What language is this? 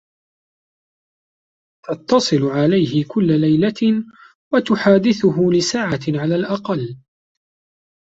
Arabic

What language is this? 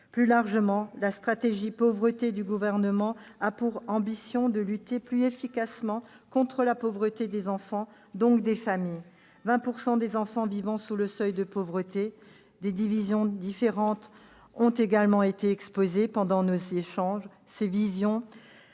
French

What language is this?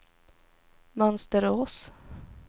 Swedish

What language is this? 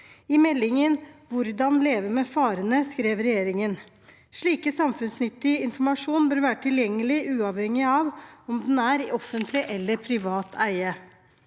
Norwegian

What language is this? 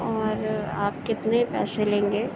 Urdu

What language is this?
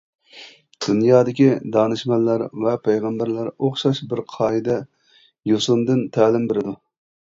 Uyghur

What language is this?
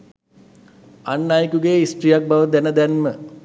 Sinhala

